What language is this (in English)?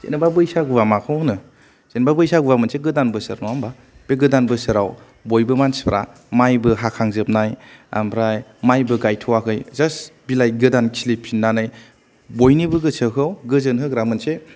Bodo